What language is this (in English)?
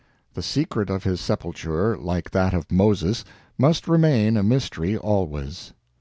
English